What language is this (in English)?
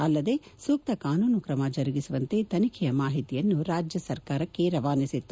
Kannada